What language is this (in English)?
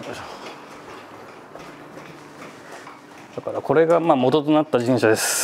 Japanese